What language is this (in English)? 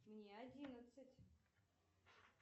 Russian